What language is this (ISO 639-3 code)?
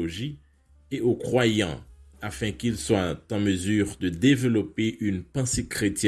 fra